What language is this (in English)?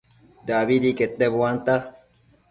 Matsés